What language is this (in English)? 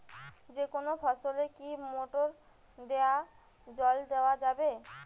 Bangla